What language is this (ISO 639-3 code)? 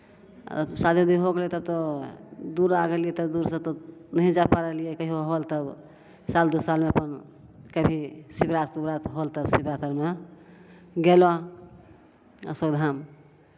mai